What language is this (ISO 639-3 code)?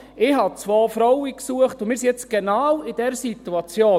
gsw